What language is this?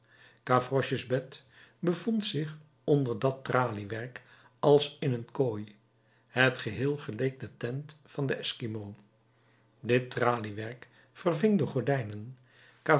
Dutch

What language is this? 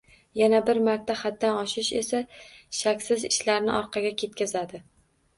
Uzbek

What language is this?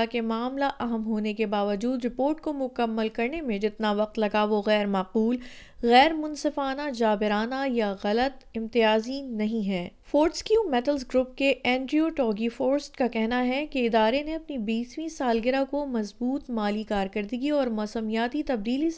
Urdu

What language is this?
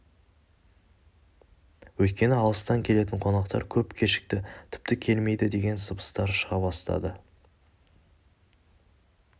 Kazakh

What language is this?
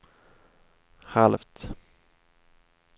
Swedish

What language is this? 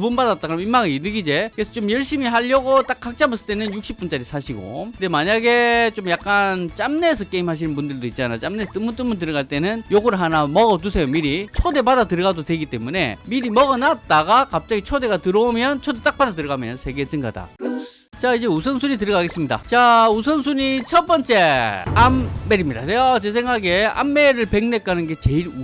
Korean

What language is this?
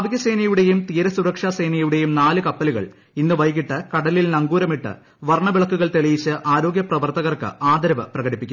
Malayalam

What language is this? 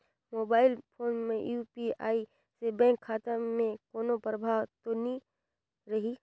Chhattisgarhi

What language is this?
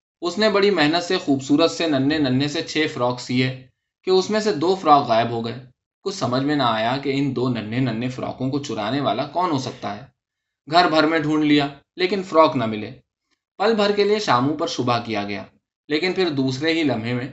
Urdu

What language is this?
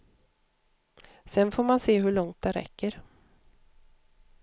Swedish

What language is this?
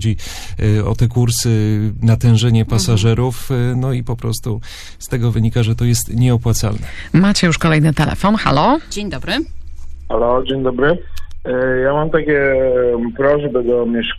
Polish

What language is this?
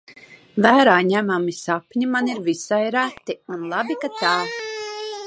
Latvian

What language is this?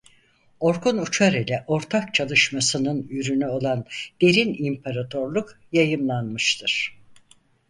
Turkish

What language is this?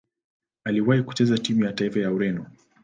Swahili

